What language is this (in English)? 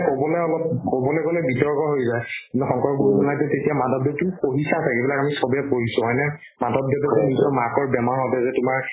Assamese